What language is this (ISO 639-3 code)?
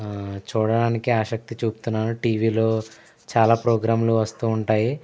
tel